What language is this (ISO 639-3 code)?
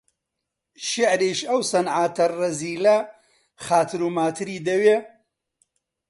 ckb